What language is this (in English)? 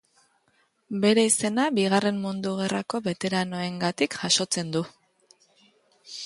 Basque